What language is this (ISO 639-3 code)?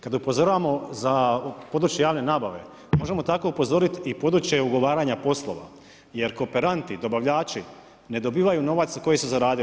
hrv